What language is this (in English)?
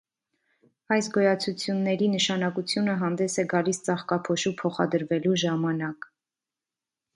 Armenian